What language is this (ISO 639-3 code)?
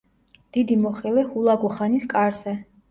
kat